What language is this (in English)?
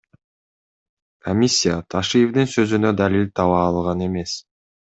Kyrgyz